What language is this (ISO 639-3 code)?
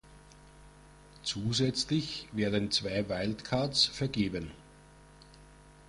deu